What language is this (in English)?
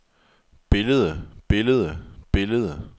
Danish